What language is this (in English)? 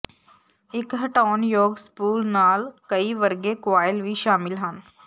Punjabi